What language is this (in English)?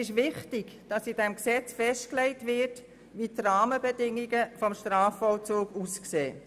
Swiss German